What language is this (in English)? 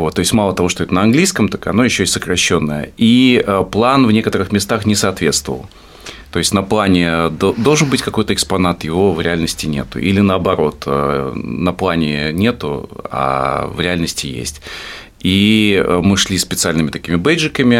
Russian